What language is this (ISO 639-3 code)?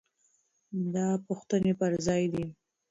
pus